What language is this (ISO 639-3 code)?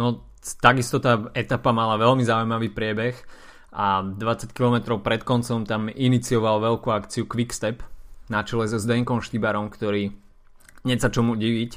slk